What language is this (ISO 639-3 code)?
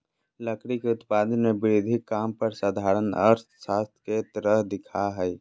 mag